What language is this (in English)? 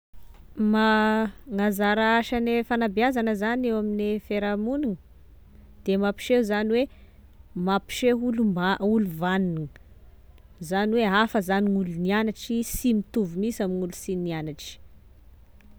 Tesaka Malagasy